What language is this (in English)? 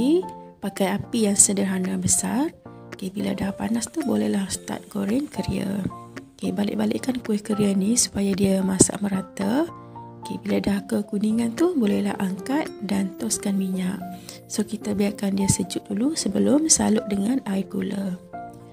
Malay